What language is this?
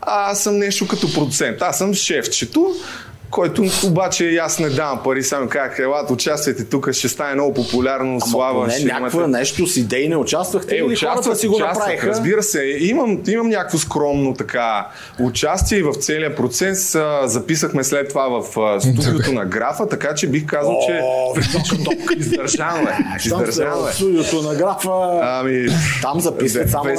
Bulgarian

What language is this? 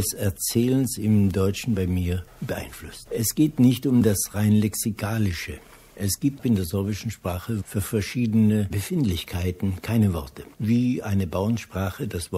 German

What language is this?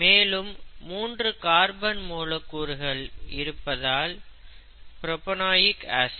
Tamil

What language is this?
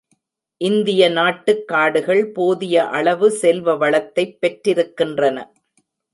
Tamil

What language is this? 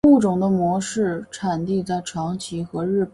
Chinese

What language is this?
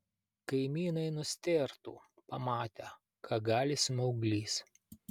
Lithuanian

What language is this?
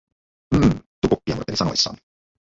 Finnish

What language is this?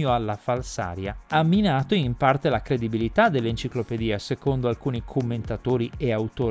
Italian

